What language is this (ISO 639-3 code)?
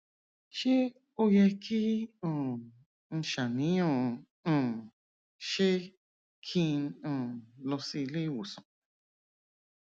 yor